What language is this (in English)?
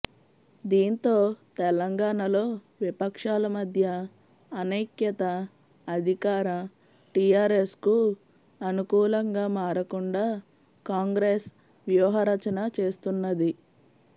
Telugu